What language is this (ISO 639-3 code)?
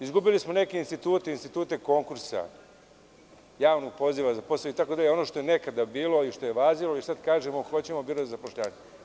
srp